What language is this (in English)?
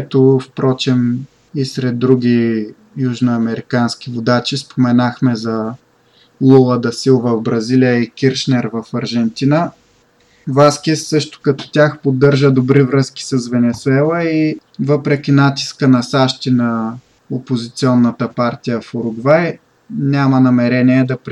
Bulgarian